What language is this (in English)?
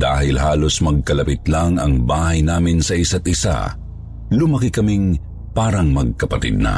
Filipino